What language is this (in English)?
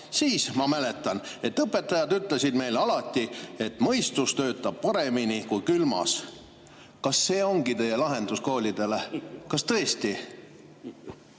Estonian